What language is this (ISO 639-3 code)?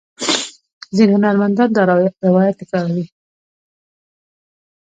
pus